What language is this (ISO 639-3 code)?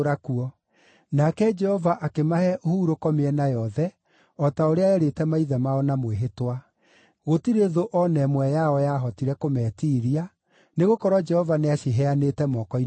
kik